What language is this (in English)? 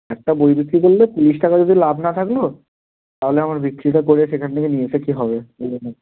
Bangla